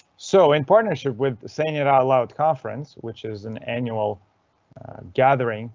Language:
English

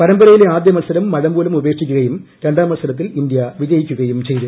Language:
Malayalam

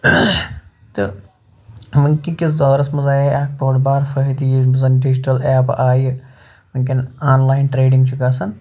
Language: Kashmiri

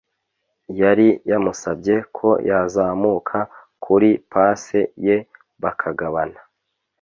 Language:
Kinyarwanda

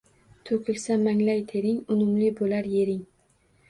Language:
Uzbek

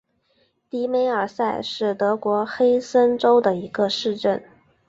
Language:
Chinese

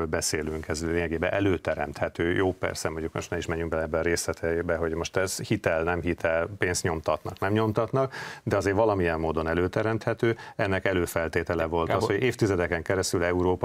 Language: Hungarian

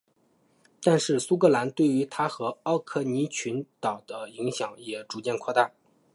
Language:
Chinese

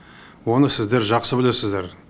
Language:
Kazakh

